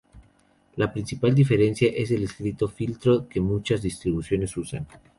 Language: Spanish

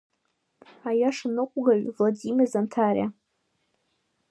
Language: Abkhazian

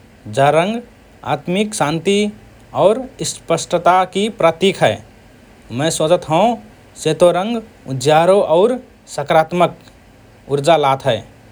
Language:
Rana Tharu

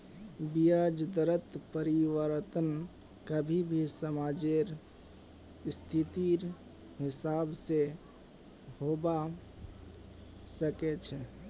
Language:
Magahi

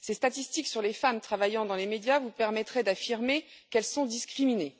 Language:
French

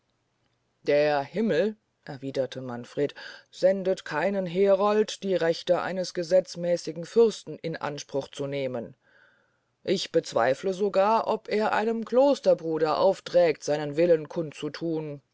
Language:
German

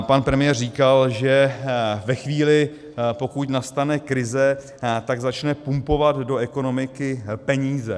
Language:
Czech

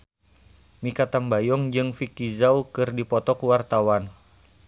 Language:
Sundanese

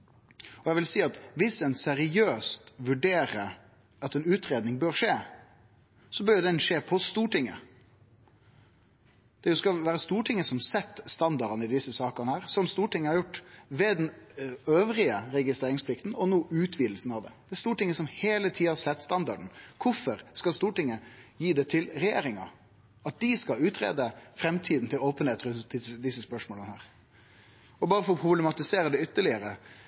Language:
Norwegian Nynorsk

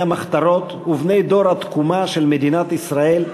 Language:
Hebrew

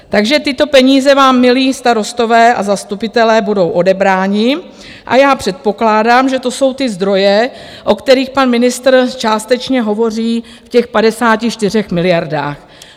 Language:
Czech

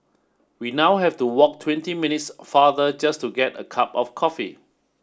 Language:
English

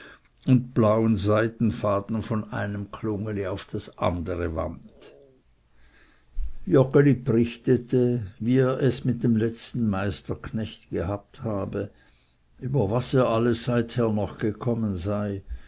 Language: German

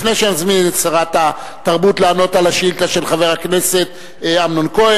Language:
Hebrew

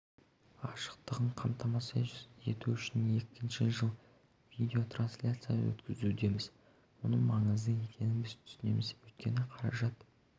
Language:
Kazakh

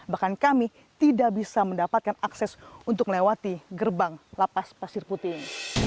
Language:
Indonesian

